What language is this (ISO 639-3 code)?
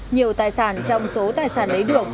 vie